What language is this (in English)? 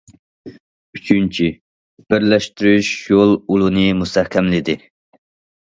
Uyghur